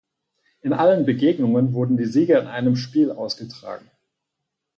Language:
German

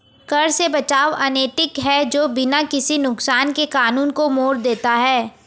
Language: Hindi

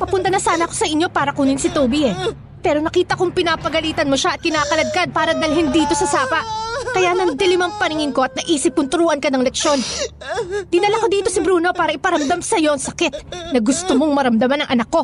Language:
Filipino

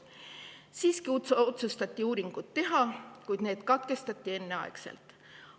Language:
Estonian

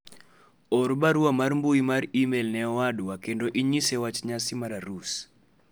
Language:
Luo (Kenya and Tanzania)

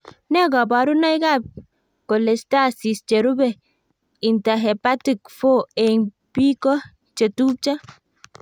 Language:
Kalenjin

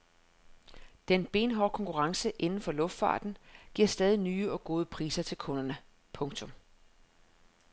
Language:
Danish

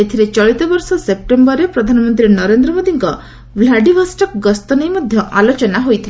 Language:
Odia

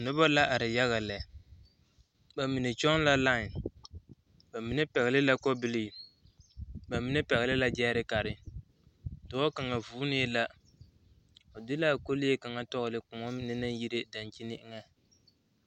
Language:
Southern Dagaare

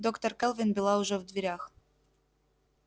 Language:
Russian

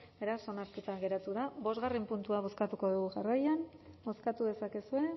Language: Basque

